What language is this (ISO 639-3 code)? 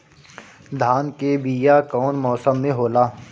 bho